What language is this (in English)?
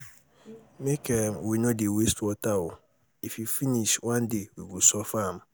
Nigerian Pidgin